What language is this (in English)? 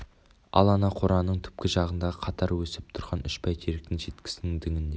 Kazakh